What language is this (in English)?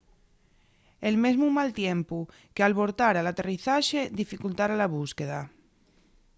Asturian